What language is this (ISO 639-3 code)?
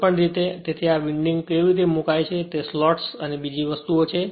guj